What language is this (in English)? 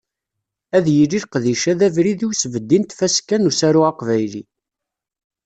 Kabyle